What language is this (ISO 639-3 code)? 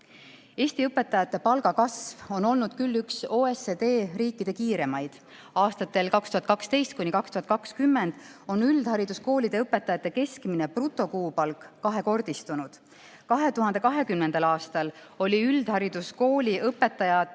est